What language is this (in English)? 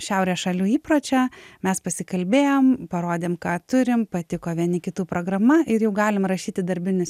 Lithuanian